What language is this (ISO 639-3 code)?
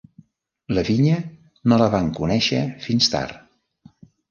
cat